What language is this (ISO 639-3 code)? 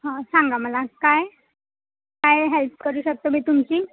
mar